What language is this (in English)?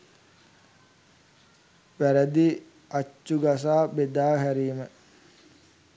Sinhala